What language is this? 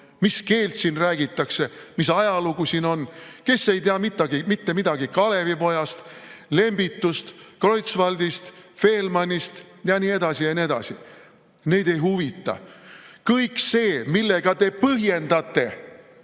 Estonian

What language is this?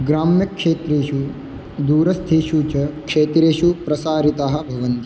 Sanskrit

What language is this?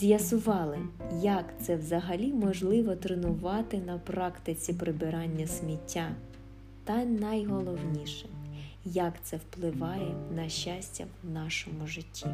Ukrainian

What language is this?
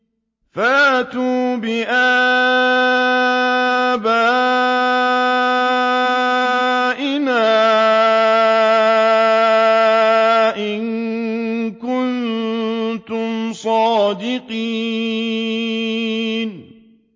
Arabic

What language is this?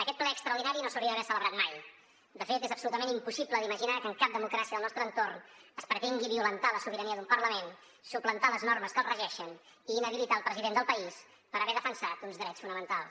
Catalan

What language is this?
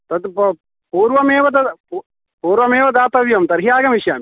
Sanskrit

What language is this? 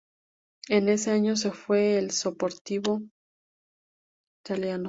Spanish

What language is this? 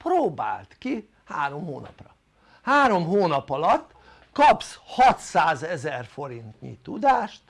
Hungarian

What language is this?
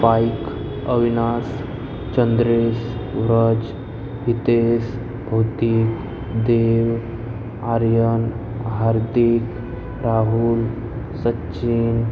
Gujarati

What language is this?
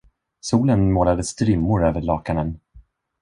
Swedish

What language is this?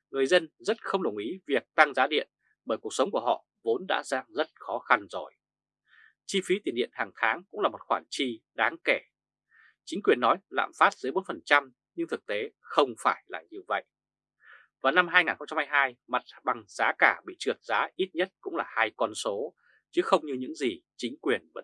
Vietnamese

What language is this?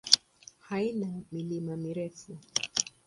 Swahili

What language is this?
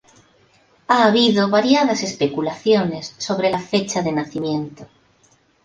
Spanish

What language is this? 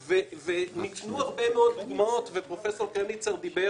Hebrew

